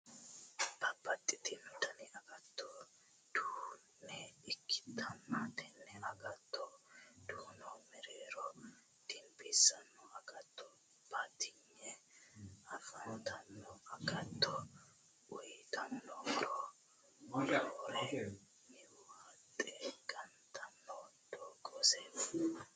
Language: Sidamo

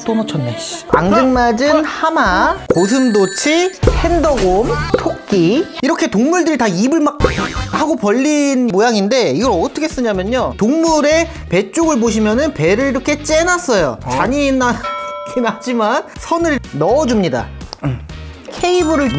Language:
Korean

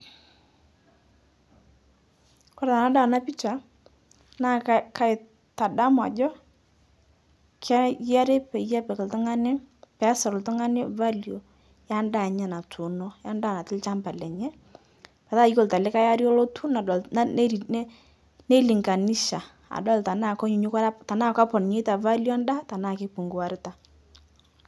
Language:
Masai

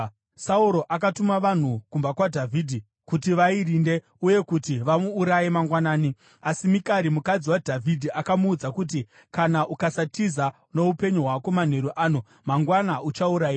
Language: Shona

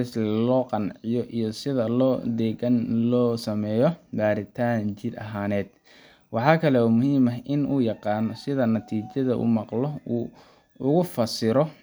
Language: Somali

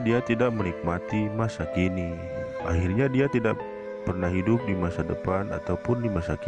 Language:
Indonesian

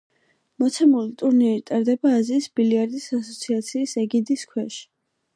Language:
Georgian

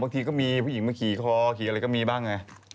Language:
Thai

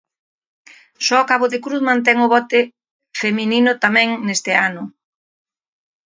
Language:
Galician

